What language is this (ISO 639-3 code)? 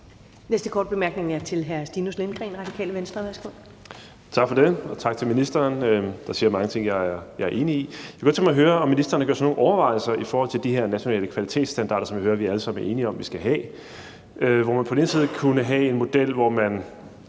dan